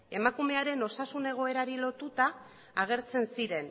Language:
Basque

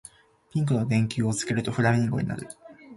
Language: Japanese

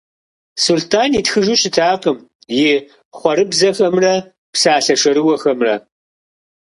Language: Kabardian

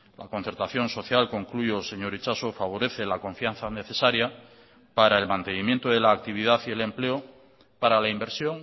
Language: Spanish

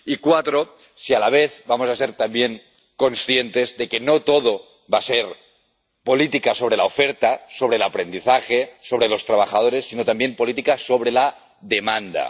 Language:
Spanish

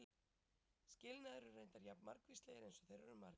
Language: Icelandic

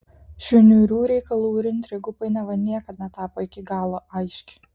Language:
Lithuanian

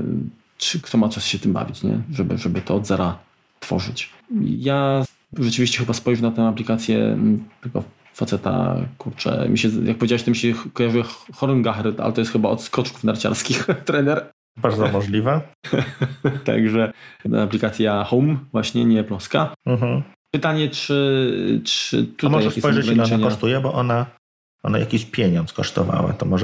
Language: Polish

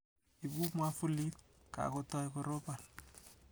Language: Kalenjin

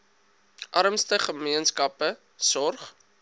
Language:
Afrikaans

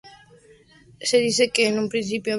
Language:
Spanish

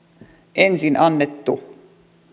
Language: Finnish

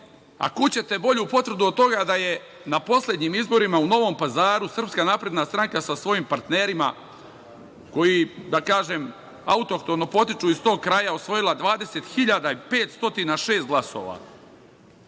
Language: Serbian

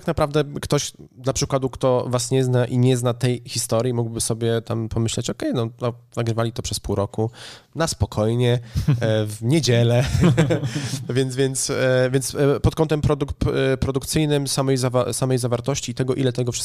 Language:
Polish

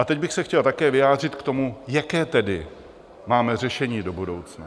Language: Czech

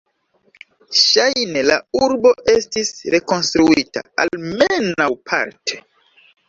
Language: Esperanto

